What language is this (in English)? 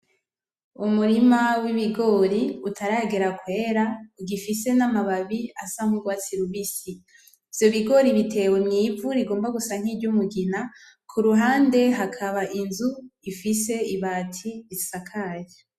Rundi